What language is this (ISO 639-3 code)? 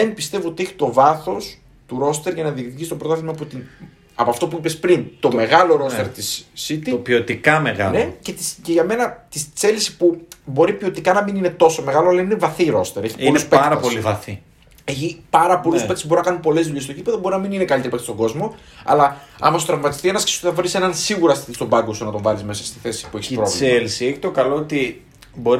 ell